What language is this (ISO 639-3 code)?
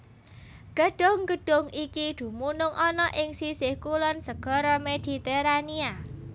jav